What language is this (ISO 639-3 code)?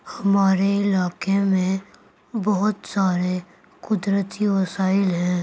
urd